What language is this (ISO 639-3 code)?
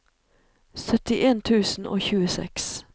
nor